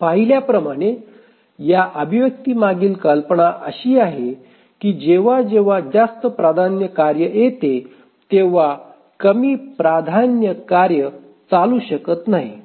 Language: Marathi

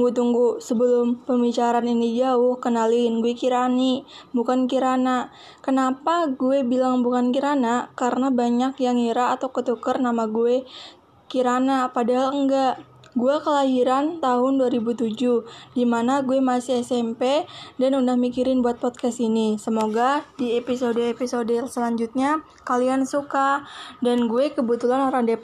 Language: Indonesian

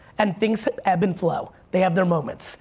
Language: English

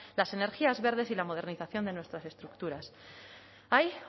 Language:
Spanish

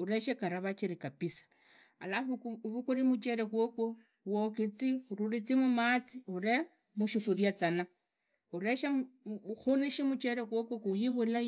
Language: Idakho-Isukha-Tiriki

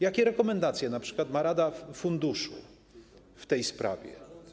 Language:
Polish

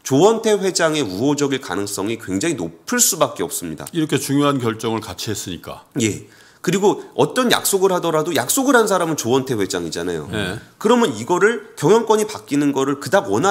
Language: Korean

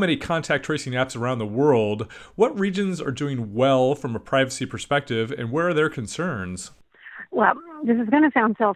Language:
English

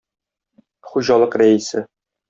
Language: Tatar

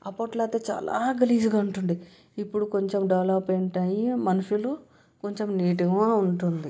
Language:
Telugu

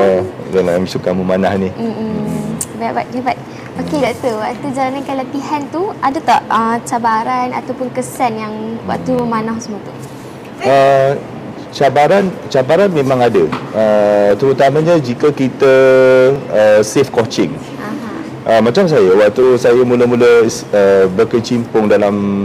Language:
Malay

